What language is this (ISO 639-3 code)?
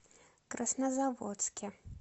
rus